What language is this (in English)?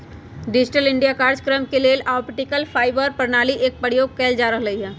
Magahi